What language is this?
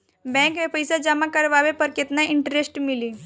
Bhojpuri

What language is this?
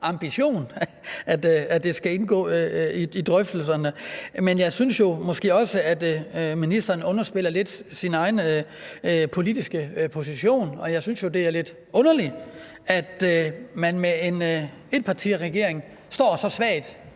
Danish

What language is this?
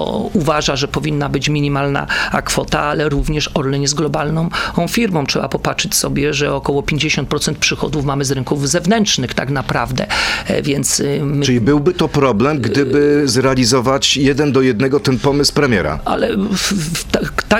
Polish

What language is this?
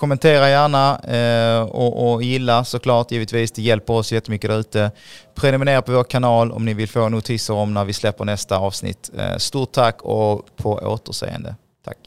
Swedish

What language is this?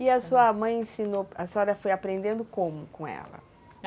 Portuguese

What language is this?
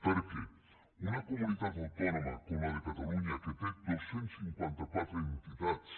Catalan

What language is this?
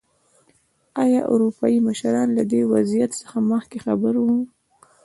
Pashto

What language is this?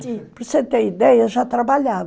Portuguese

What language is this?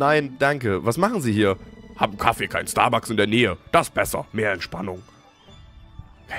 German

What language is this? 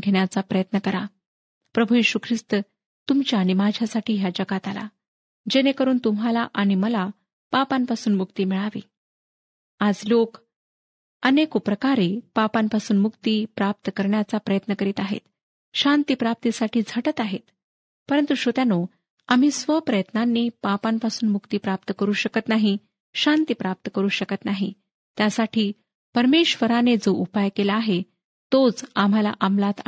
Marathi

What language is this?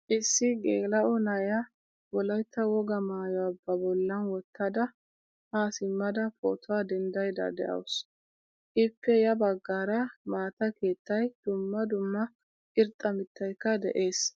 Wolaytta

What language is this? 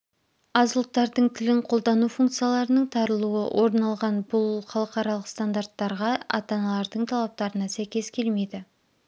Kazakh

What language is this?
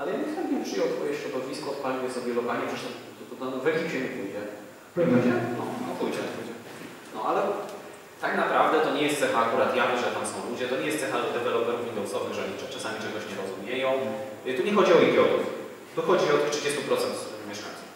Polish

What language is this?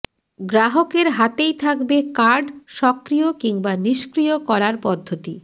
Bangla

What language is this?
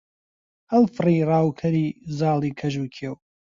Central Kurdish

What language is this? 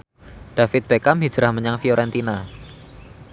Javanese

